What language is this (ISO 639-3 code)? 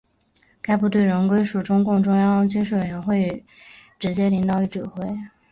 zho